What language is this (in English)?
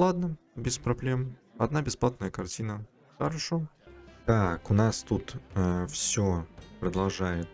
Russian